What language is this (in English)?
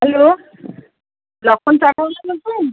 Bangla